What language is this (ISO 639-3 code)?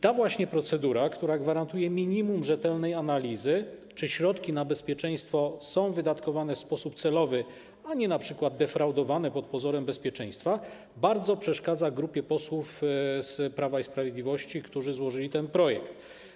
pol